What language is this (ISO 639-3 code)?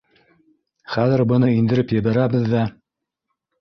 bak